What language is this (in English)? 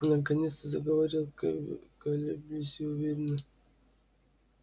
Russian